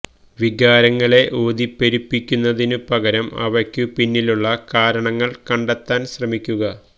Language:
Malayalam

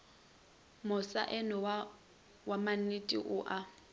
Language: Northern Sotho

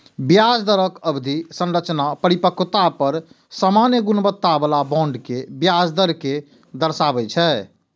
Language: Maithili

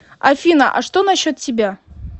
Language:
Russian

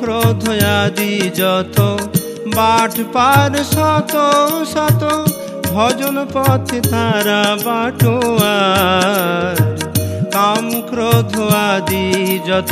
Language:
Bangla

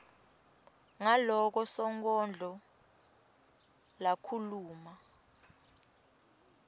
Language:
Swati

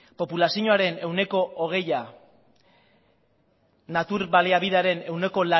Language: Basque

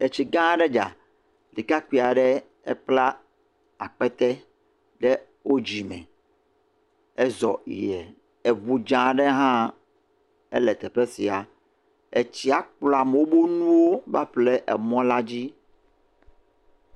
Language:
Ewe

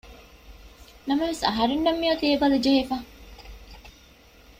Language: Divehi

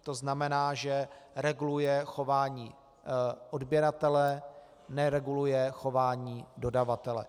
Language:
Czech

